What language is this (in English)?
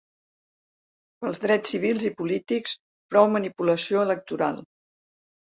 Catalan